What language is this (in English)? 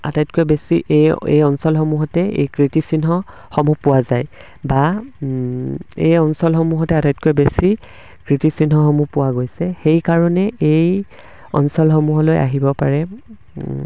Assamese